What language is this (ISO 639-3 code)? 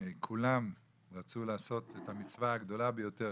heb